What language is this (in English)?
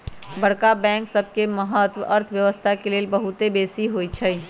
Magahi